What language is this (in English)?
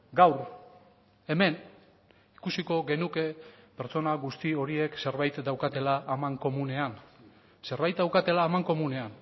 Basque